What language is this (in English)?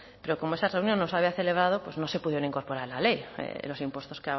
Spanish